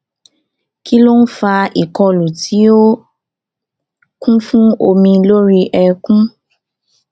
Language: Yoruba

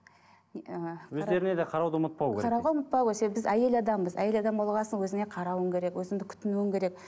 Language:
Kazakh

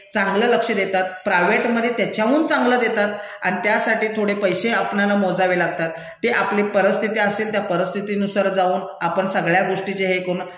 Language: Marathi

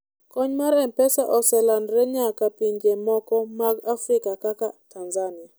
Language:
Luo (Kenya and Tanzania)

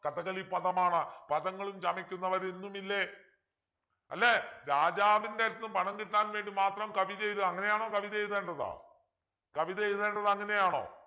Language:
Malayalam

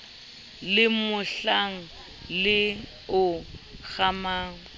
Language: Southern Sotho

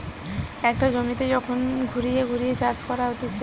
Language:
Bangla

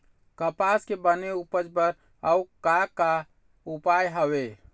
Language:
Chhattisgarhi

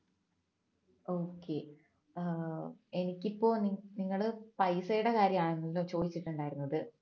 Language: Malayalam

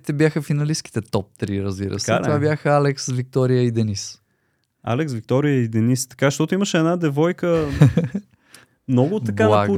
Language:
Bulgarian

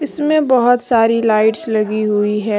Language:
Hindi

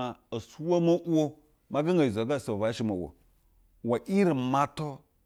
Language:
Basa (Nigeria)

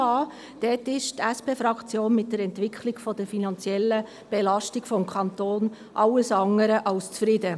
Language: Swiss German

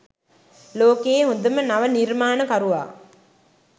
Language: Sinhala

